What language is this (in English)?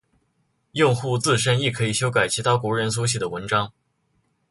Chinese